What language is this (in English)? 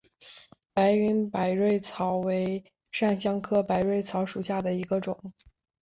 Chinese